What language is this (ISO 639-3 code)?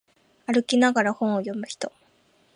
jpn